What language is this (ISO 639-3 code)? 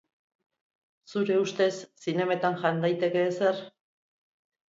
eus